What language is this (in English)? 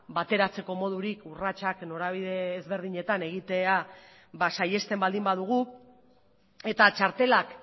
Basque